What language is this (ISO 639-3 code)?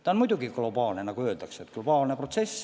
est